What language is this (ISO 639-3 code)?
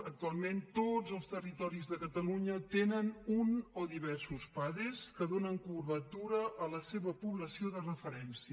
cat